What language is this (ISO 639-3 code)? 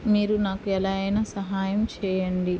tel